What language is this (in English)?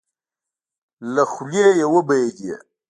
Pashto